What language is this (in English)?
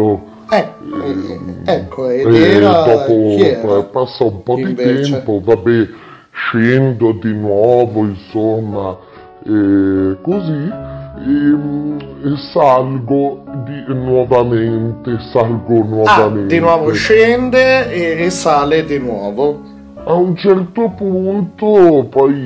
Italian